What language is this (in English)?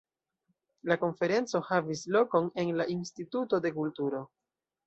Esperanto